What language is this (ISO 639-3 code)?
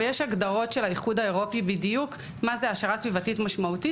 heb